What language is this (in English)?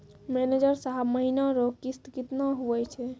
Maithili